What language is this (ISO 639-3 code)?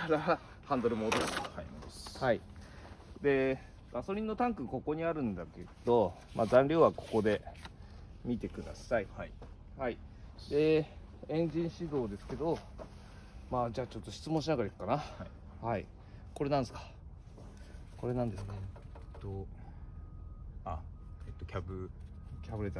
jpn